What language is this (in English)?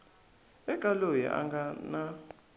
Tsonga